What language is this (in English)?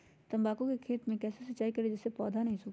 Magahi